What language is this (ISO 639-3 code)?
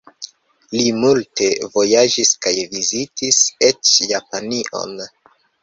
epo